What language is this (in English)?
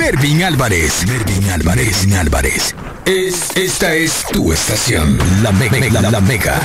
Spanish